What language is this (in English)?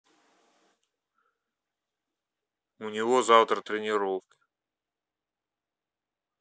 Russian